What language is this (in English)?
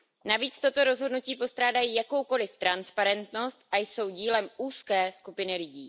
Czech